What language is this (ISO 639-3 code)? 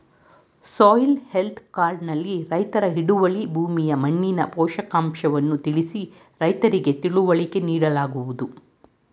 kan